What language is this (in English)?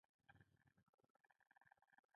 Pashto